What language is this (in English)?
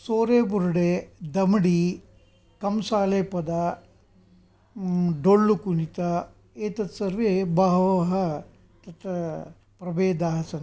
Sanskrit